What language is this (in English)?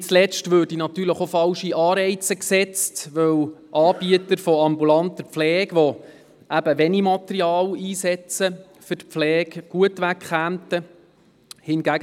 Swiss German